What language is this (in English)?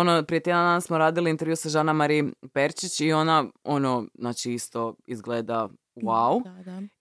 Croatian